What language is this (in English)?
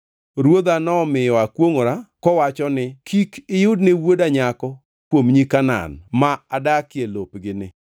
Luo (Kenya and Tanzania)